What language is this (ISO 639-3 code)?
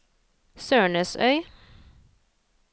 nor